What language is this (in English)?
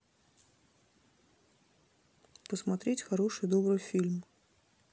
Russian